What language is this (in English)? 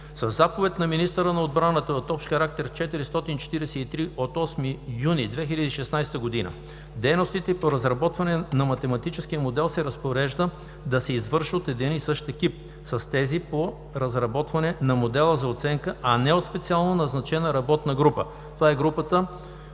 Bulgarian